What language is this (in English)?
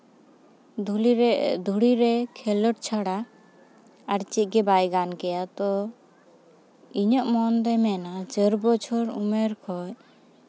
Santali